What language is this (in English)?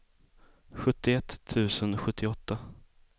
Swedish